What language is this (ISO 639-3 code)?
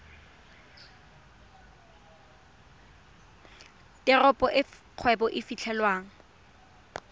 tsn